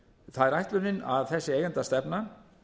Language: Icelandic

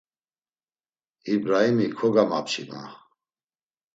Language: Laz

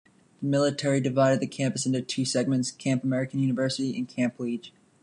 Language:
English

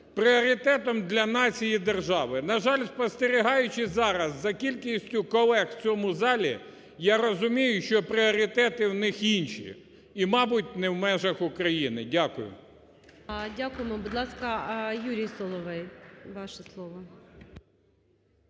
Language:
Ukrainian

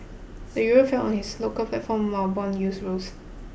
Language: English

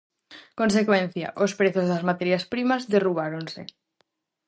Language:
Galician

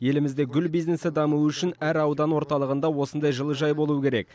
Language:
Kazakh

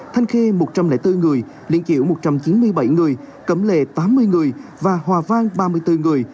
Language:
Vietnamese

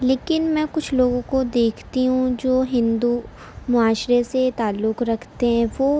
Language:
Urdu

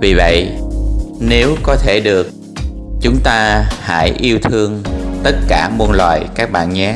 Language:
Vietnamese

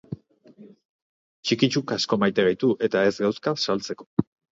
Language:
Basque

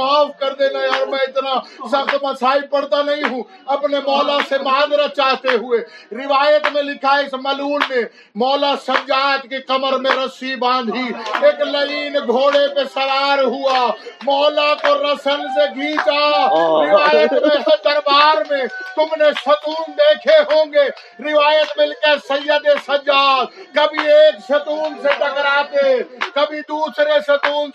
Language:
Urdu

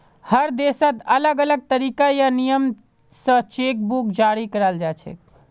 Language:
Magahi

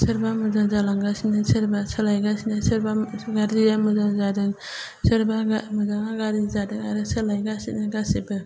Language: Bodo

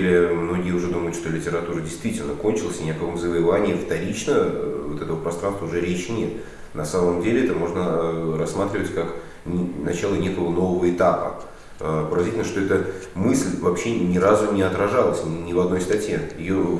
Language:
Russian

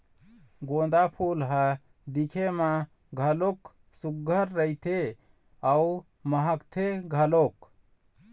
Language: Chhattisgarhi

